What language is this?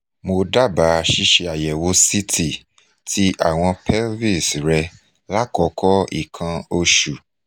Yoruba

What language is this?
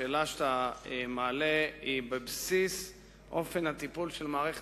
Hebrew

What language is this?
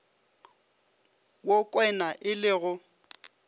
Northern Sotho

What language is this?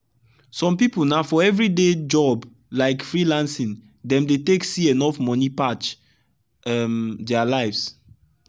Nigerian Pidgin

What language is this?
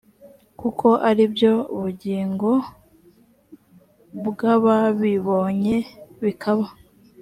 Kinyarwanda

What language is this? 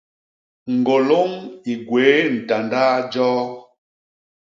Basaa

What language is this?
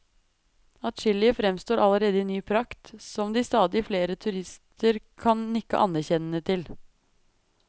Norwegian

